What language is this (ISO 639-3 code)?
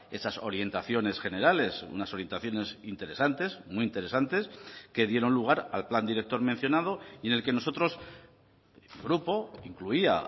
spa